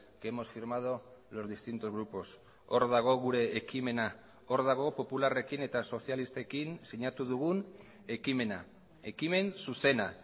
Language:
Basque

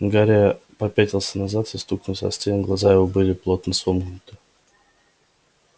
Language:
Russian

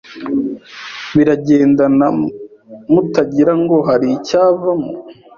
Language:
Kinyarwanda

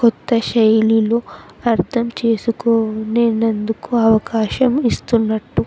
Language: Telugu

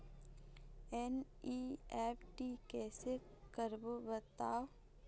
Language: Chhattisgarhi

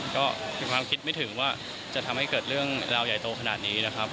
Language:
Thai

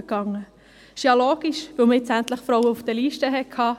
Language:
Swiss German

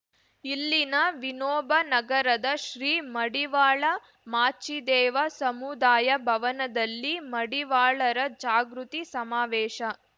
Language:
Kannada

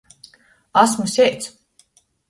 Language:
Latgalian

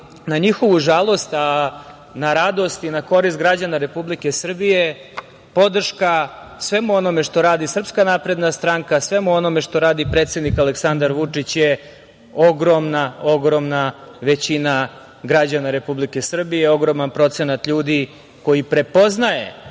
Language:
Serbian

